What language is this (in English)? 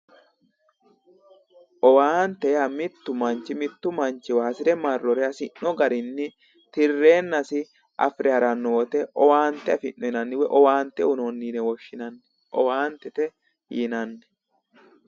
Sidamo